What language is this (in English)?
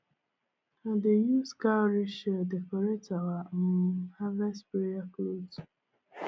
Nigerian Pidgin